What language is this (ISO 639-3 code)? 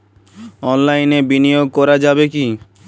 ben